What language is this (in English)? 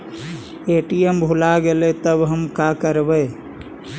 Magahi